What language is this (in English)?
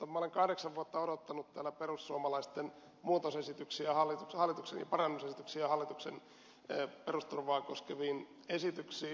Finnish